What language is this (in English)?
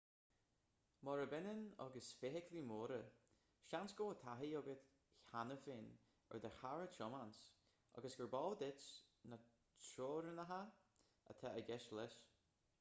Irish